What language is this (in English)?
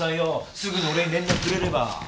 Japanese